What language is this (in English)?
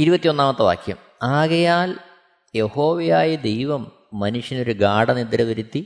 Malayalam